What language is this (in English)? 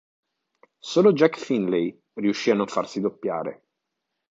Italian